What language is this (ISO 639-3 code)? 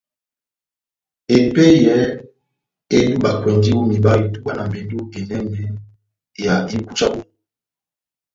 bnm